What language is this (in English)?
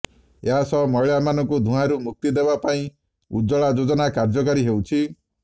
Odia